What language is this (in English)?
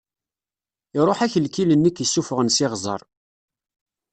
Kabyle